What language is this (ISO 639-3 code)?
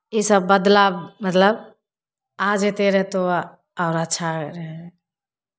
mai